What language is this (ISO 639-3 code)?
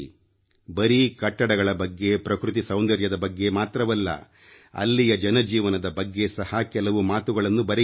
kan